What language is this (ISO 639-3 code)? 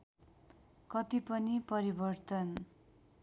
nep